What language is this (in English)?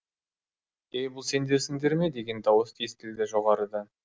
Kazakh